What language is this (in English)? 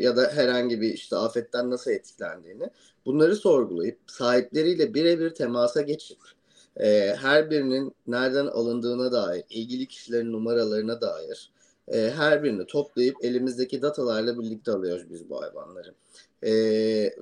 Turkish